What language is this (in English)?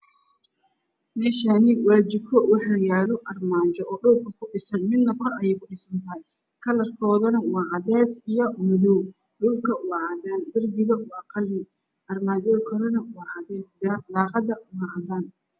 Somali